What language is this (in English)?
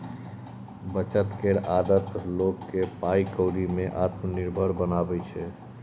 Maithili